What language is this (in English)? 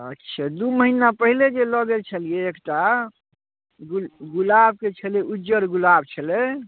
Maithili